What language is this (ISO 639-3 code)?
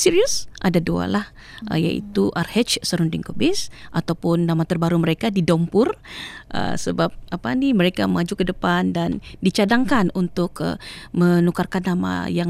msa